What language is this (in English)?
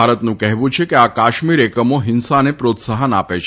Gujarati